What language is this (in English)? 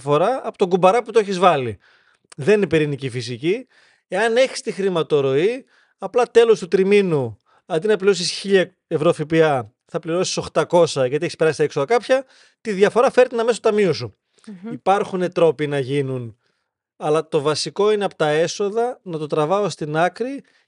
Greek